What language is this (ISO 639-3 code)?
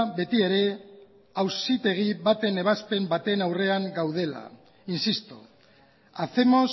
eus